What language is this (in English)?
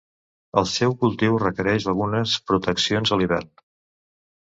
Catalan